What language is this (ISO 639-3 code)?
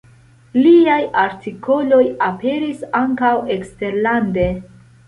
epo